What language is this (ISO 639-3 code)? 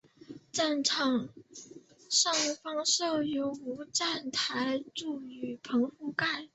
zho